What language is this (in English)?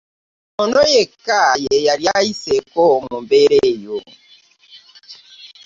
Ganda